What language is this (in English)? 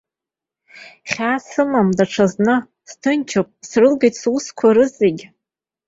Abkhazian